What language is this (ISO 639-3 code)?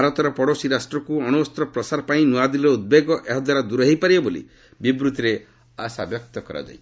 ori